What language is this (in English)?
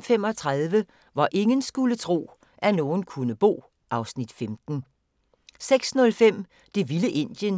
Danish